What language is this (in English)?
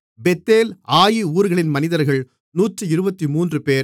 Tamil